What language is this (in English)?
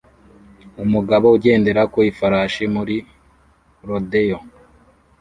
Kinyarwanda